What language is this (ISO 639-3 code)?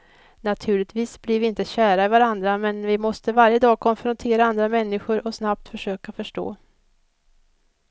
swe